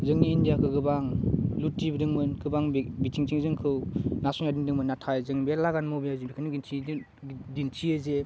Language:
Bodo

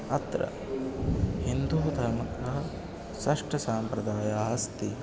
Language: Sanskrit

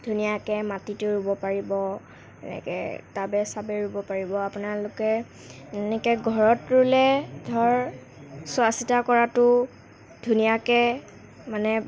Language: Assamese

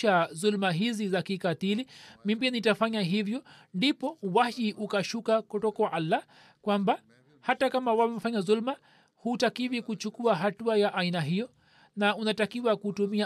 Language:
Swahili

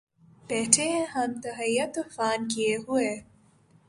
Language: Urdu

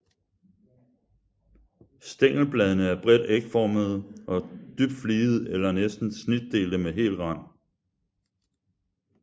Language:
Danish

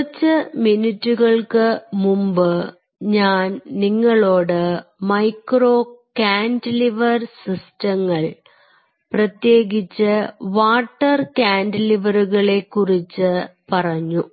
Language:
Malayalam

